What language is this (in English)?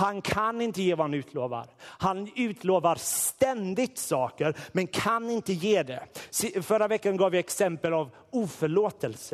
Swedish